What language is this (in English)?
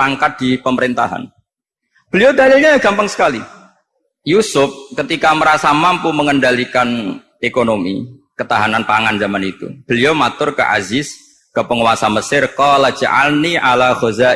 Indonesian